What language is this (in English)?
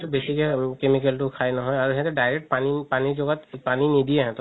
Assamese